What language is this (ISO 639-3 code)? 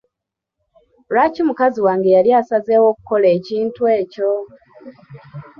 lug